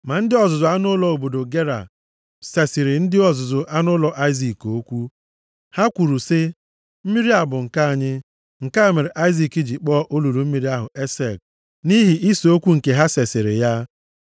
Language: Igbo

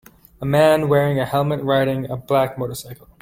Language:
English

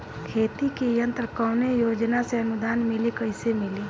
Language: Bhojpuri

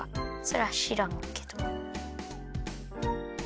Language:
Japanese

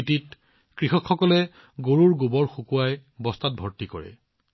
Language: Assamese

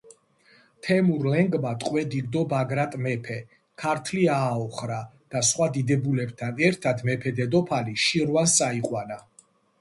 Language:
Georgian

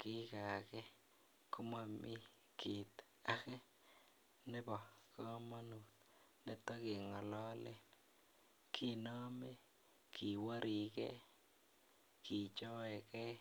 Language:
Kalenjin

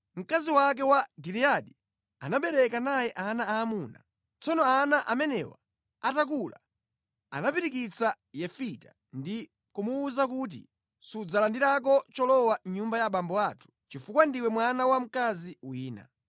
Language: Nyanja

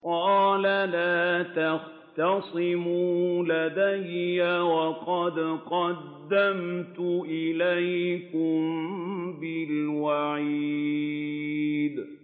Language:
Arabic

